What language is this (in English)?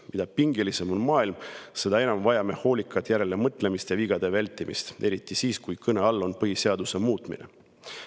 Estonian